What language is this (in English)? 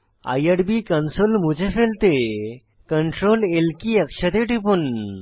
Bangla